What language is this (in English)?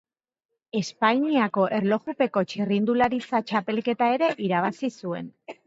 Basque